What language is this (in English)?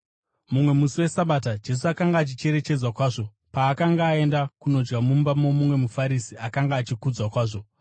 Shona